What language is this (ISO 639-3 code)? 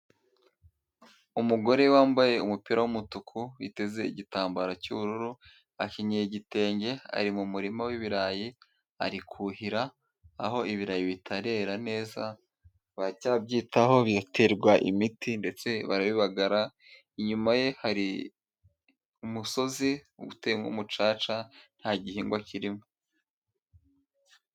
kin